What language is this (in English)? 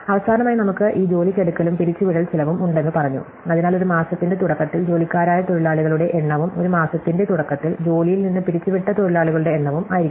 Malayalam